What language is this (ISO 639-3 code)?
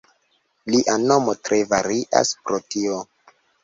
epo